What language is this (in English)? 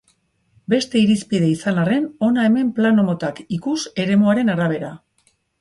Basque